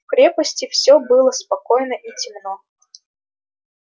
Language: Russian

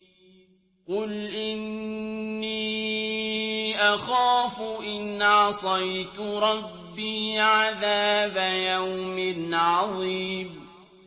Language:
Arabic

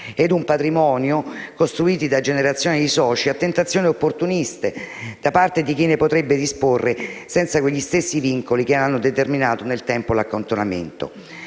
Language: Italian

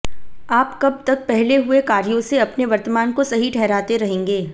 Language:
Hindi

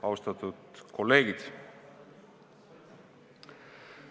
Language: Estonian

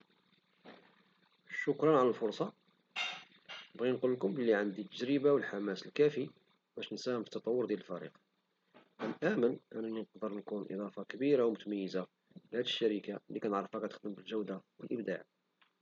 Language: Moroccan Arabic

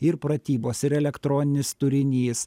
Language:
Lithuanian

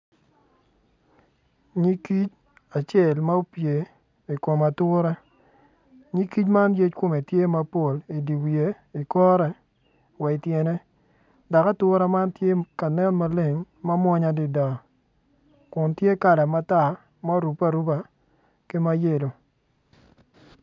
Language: Acoli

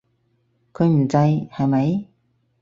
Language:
Cantonese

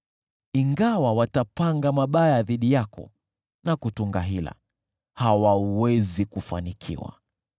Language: Swahili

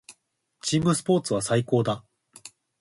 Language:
Japanese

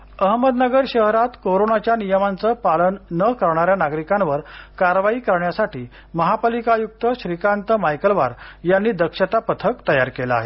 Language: Marathi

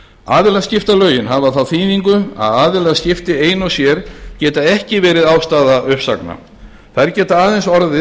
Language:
Icelandic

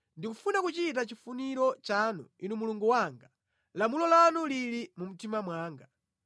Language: Nyanja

